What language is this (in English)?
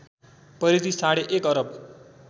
Nepali